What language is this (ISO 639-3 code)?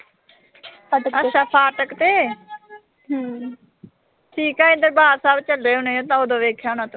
pan